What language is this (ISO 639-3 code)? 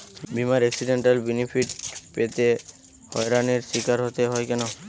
ben